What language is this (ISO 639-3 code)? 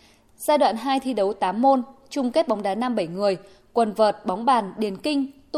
vie